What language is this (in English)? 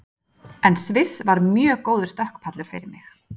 Icelandic